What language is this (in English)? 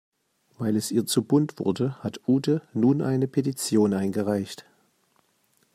German